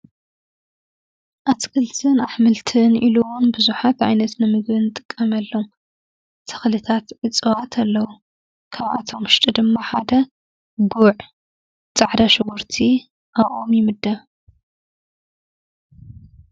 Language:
Tigrinya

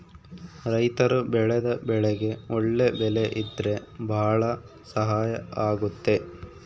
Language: Kannada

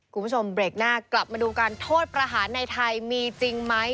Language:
Thai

